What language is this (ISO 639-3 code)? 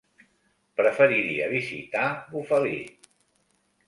cat